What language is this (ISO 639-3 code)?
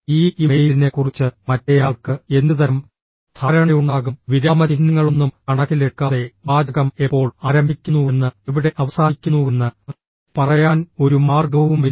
mal